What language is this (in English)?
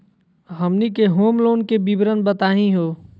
Magahi